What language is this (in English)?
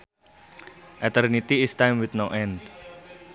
Sundanese